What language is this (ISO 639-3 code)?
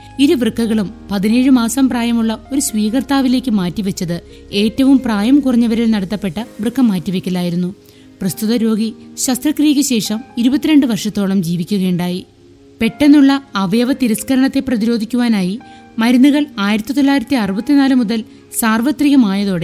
mal